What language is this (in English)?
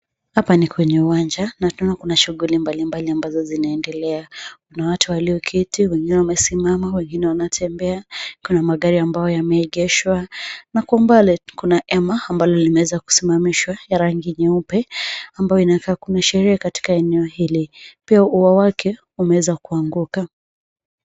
Swahili